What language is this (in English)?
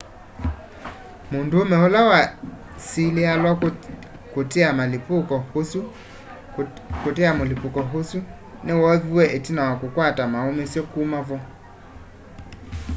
Kamba